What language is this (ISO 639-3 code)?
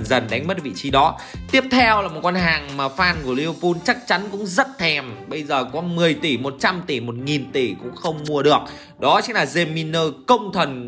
vie